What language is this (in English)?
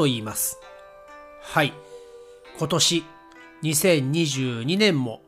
Japanese